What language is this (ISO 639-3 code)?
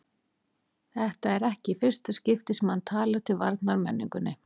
isl